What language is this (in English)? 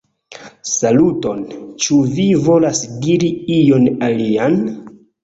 Esperanto